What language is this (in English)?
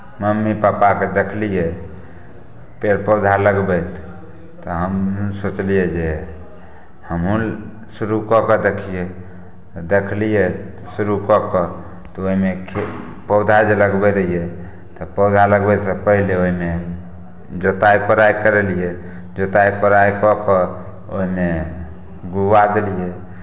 Maithili